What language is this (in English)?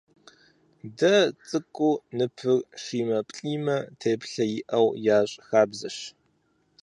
Kabardian